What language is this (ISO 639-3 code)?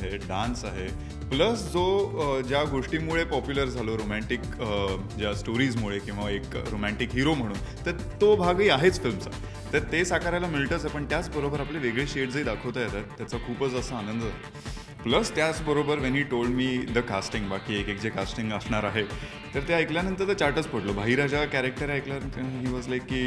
mar